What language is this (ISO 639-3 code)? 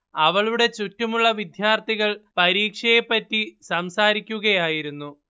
mal